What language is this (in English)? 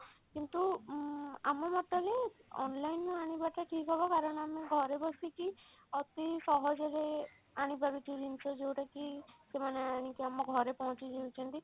Odia